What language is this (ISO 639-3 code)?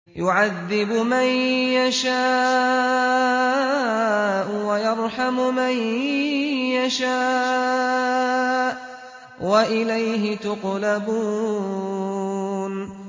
ara